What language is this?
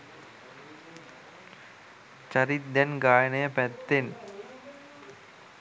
Sinhala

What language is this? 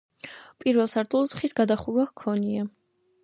Georgian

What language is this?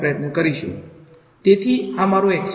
Gujarati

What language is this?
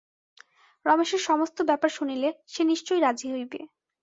Bangla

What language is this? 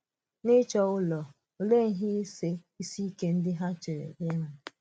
Igbo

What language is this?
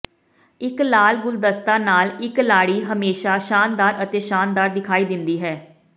Punjabi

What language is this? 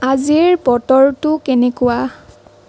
Assamese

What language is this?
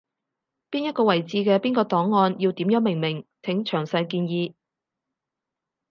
Cantonese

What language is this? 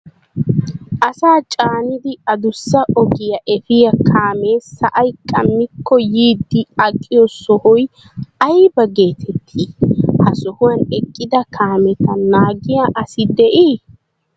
Wolaytta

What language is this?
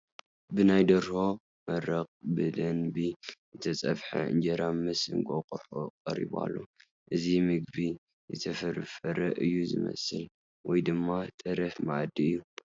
Tigrinya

